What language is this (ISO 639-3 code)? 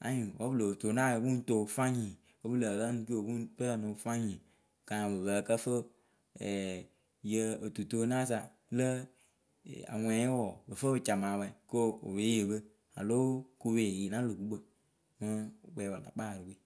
keu